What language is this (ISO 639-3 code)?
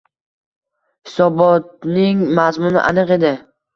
uzb